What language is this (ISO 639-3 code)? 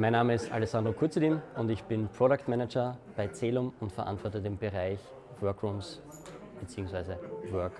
deu